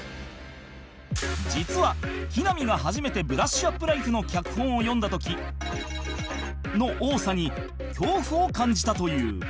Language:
Japanese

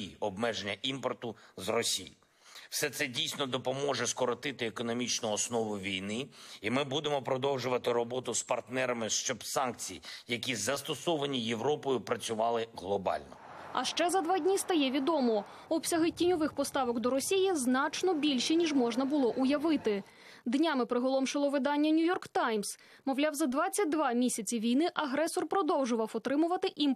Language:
Ukrainian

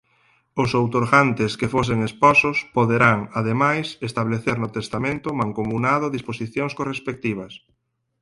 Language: Galician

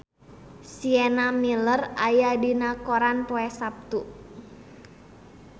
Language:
Sundanese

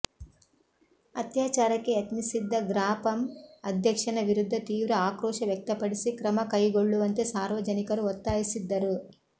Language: Kannada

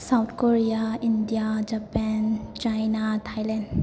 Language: Manipuri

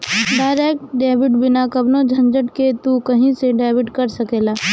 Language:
Bhojpuri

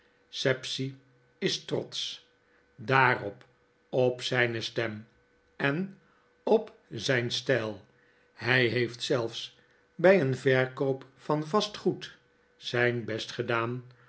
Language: Dutch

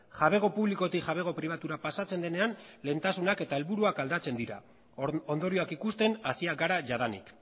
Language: Basque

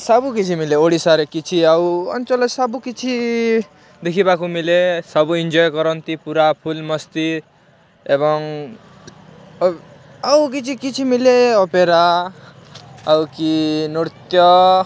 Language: Odia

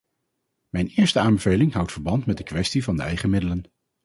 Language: Dutch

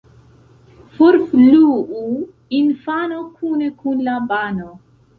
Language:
Esperanto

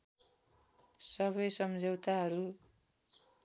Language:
Nepali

